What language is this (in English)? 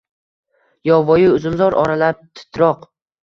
Uzbek